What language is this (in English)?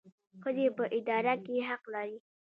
Pashto